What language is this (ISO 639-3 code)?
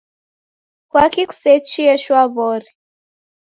dav